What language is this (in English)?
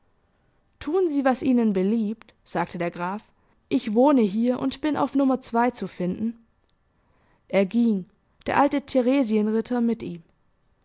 German